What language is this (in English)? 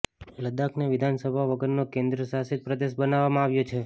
Gujarati